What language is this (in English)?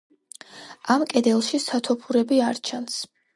Georgian